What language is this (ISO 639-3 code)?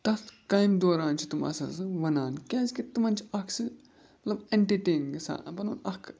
kas